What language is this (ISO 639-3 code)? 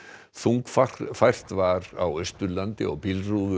isl